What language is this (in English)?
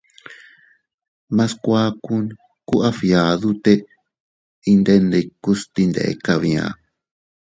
Teutila Cuicatec